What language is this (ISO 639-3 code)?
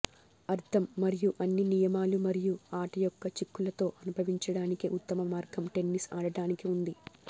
tel